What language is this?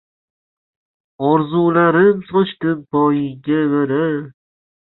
Uzbek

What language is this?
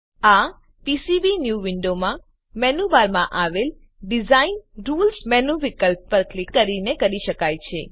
Gujarati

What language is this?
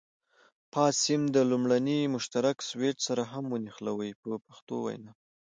Pashto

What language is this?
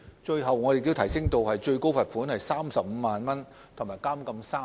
Cantonese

